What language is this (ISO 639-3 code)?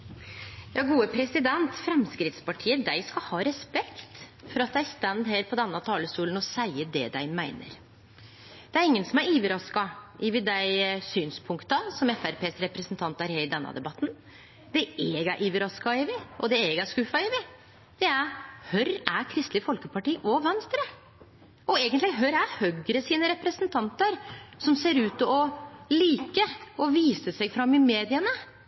nor